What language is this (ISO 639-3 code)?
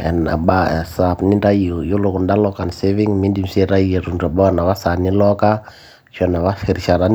mas